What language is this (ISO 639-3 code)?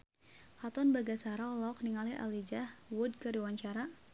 sun